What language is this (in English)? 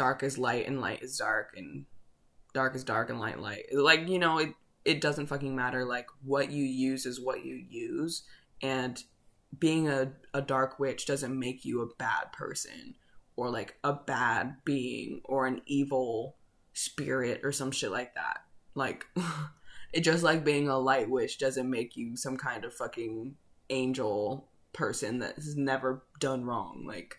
English